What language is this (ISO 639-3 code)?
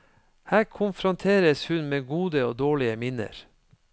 nor